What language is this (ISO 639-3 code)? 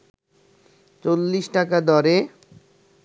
ben